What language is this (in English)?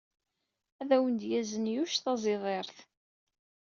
Kabyle